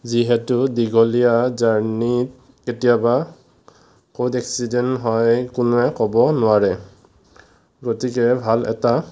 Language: Assamese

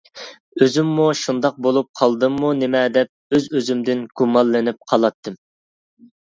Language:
Uyghur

